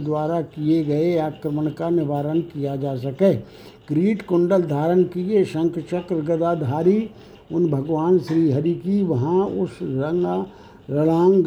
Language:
Hindi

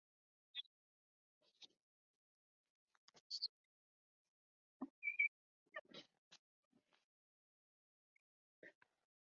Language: Chinese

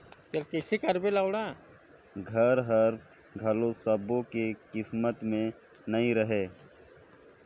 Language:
Chhattisgarhi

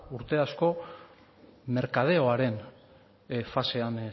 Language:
Basque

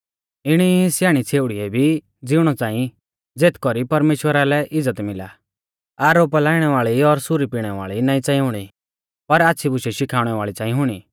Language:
Mahasu Pahari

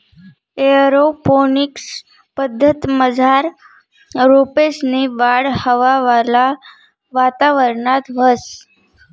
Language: Marathi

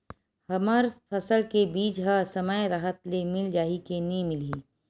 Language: Chhattisgarhi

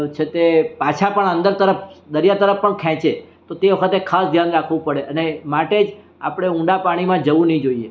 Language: Gujarati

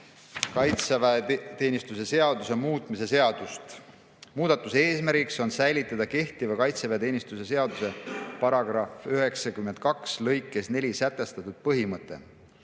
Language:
Estonian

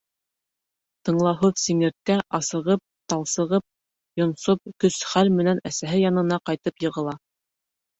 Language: Bashkir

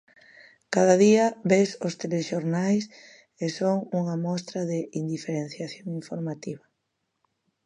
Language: Galician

